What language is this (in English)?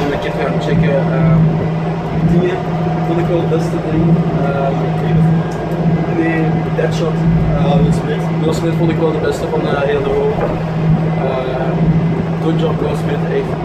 Dutch